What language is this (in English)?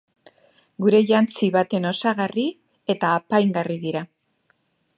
Basque